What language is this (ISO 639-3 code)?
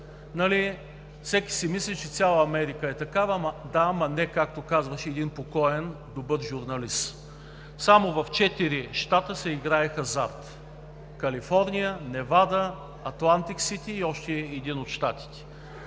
bul